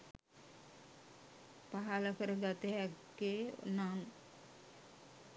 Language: Sinhala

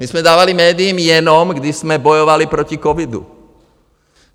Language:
Czech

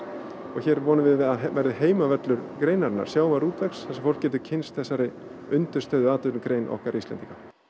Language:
Icelandic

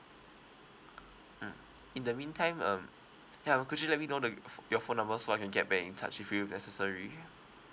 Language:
English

